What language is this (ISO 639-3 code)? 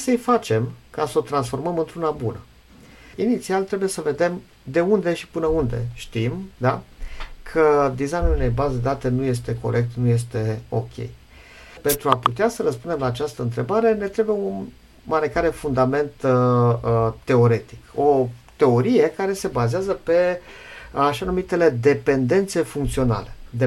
ron